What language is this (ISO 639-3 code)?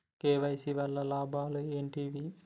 tel